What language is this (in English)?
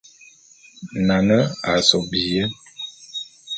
Bulu